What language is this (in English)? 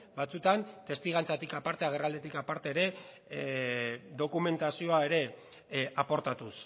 Basque